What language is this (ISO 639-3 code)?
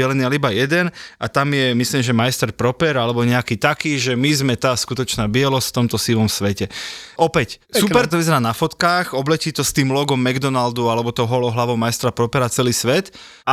slk